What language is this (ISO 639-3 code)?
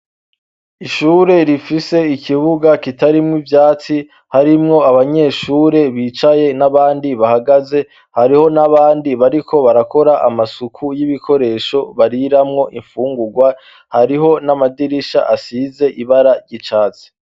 run